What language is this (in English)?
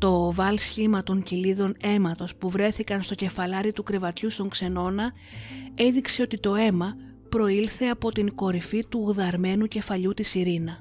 Greek